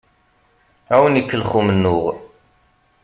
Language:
Kabyle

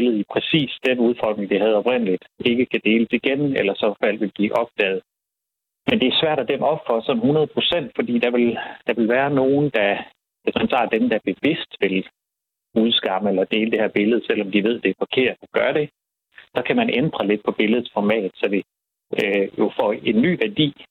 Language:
Danish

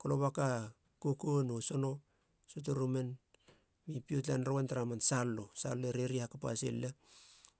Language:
Halia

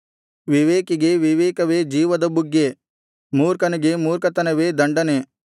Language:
Kannada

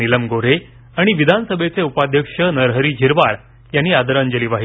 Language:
Marathi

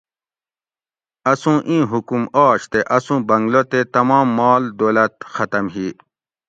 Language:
Gawri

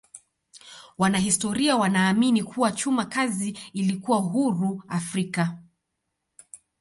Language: Swahili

